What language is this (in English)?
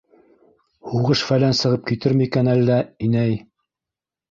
Bashkir